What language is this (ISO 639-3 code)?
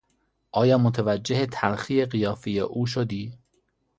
fas